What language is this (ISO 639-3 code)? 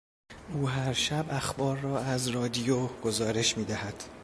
fas